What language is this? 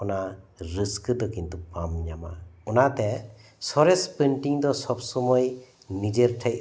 Santali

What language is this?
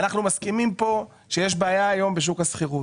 Hebrew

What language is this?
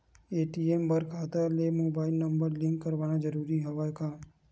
Chhattisgarhi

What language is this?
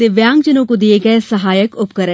Hindi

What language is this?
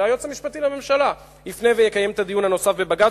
Hebrew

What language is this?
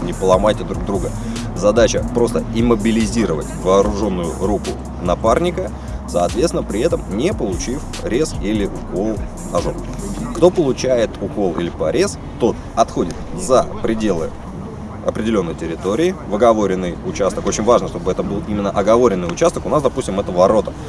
Russian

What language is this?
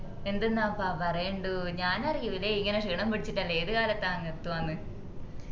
Malayalam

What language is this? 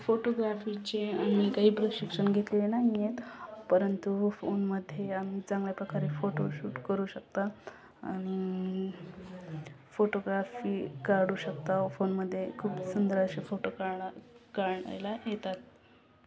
Marathi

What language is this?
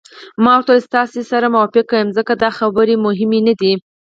Pashto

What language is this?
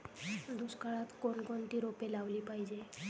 Marathi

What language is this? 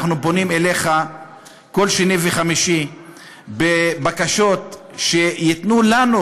Hebrew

